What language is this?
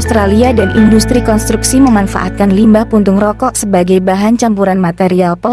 Indonesian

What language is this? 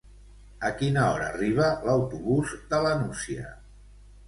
Catalan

